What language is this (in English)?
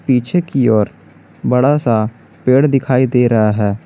Hindi